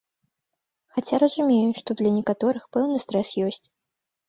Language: Belarusian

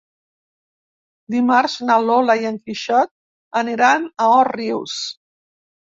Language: Catalan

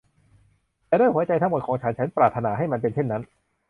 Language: Thai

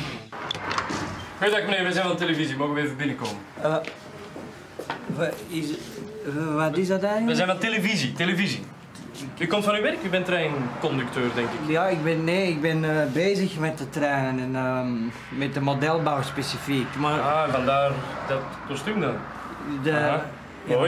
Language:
Dutch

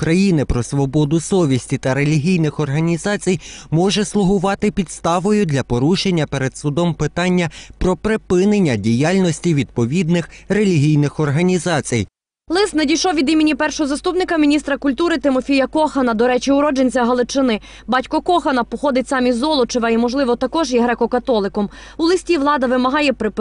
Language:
Ukrainian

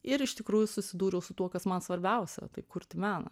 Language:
Lithuanian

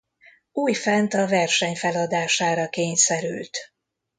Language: Hungarian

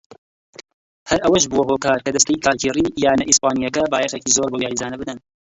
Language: Central Kurdish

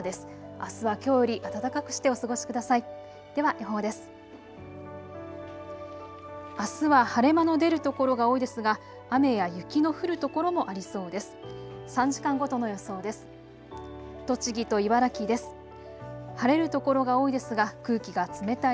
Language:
Japanese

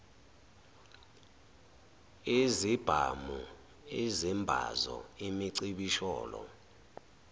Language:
Zulu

